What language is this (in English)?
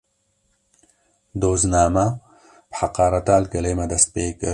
Kurdish